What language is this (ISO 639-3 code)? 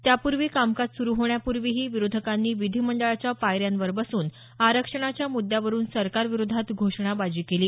mar